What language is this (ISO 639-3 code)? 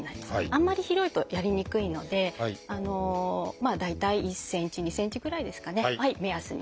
jpn